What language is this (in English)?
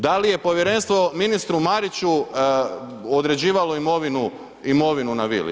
Croatian